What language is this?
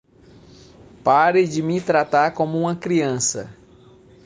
Portuguese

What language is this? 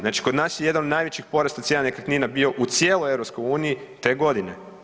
Croatian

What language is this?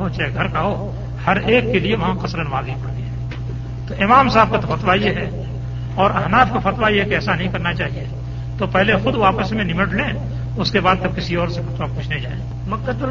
Urdu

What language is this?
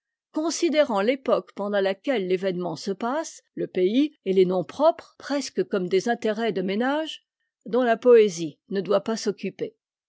French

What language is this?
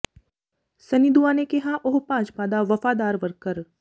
Punjabi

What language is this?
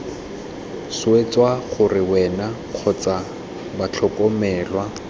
Tswana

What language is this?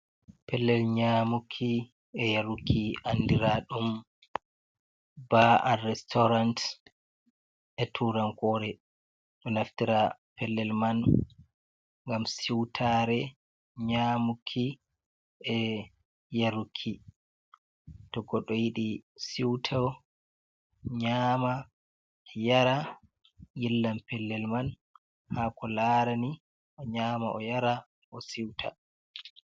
Fula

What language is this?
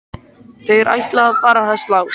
Icelandic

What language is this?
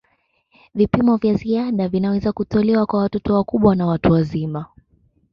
Swahili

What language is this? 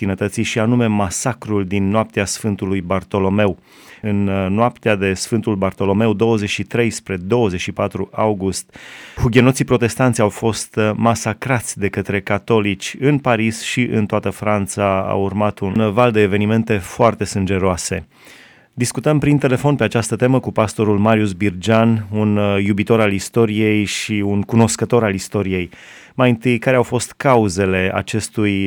Romanian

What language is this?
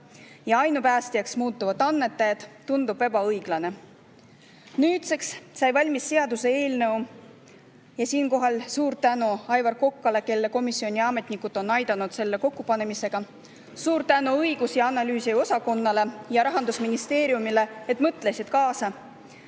Estonian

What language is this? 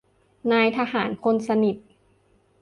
Thai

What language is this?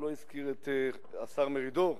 Hebrew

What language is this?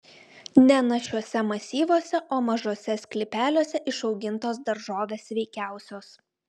Lithuanian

